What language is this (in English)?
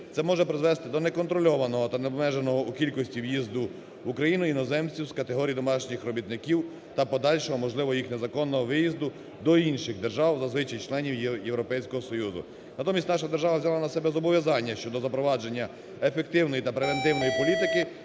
Ukrainian